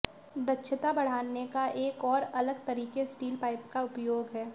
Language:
Hindi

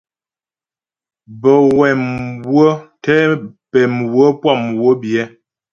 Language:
Ghomala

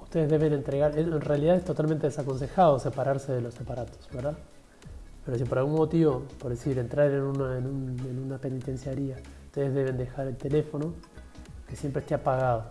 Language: Spanish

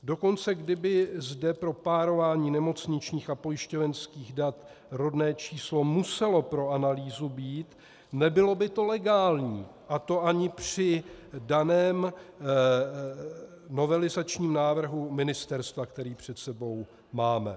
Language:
Czech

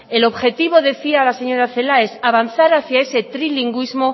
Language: Spanish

